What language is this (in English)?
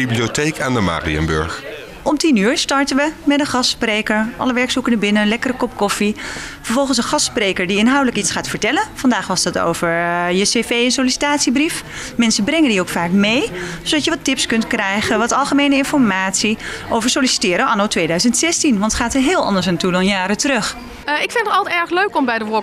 Dutch